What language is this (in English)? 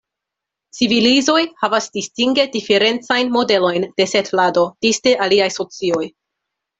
Esperanto